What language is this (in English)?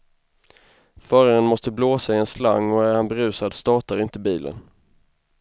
Swedish